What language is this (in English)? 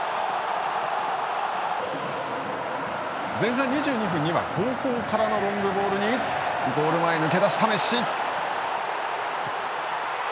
Japanese